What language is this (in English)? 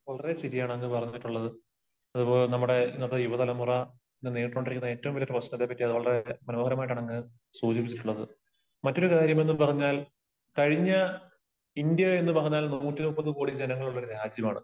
Malayalam